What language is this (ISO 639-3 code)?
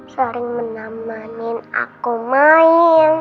ind